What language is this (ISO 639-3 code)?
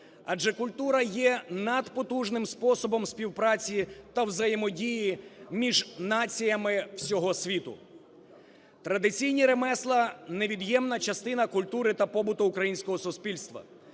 ukr